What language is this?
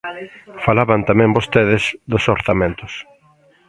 Galician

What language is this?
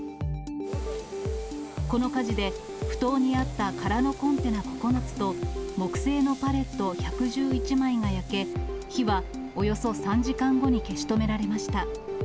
Japanese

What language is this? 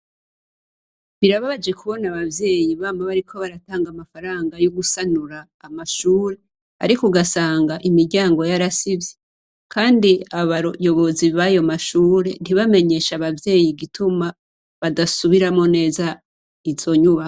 Rundi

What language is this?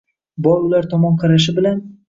Uzbek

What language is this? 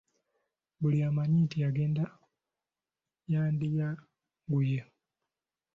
Ganda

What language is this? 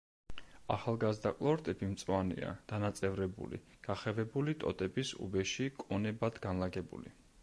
Georgian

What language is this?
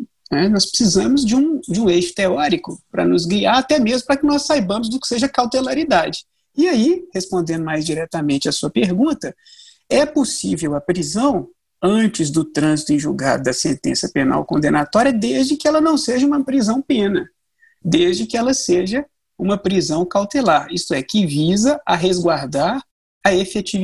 Portuguese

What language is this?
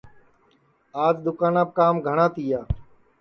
Sansi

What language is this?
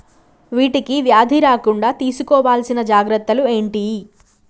Telugu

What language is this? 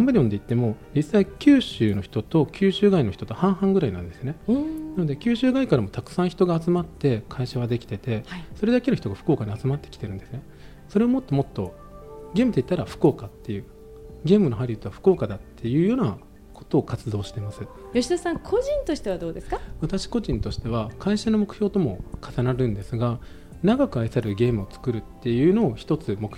Japanese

